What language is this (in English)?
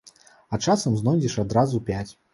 Belarusian